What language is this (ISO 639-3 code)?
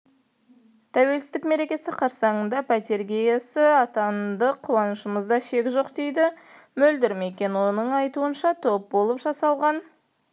kaz